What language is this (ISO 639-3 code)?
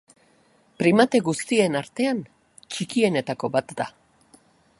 eus